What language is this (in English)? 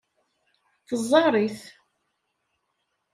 Kabyle